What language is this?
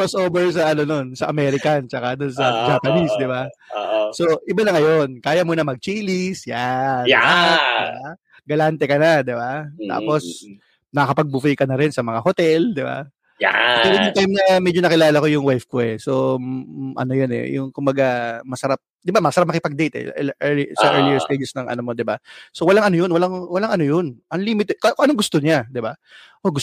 Filipino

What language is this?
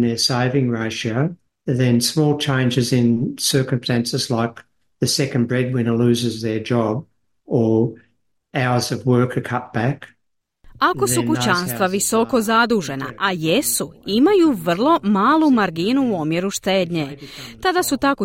Croatian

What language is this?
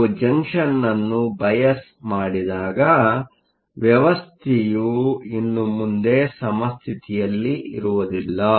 Kannada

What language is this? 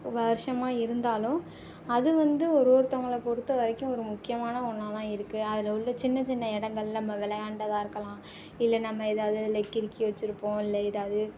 Tamil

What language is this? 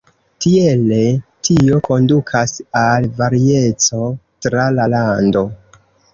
Esperanto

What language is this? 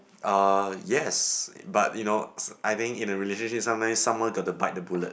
English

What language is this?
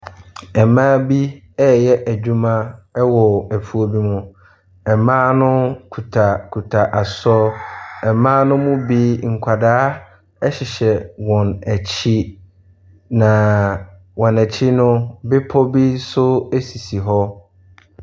Akan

